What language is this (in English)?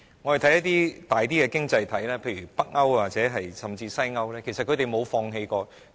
Cantonese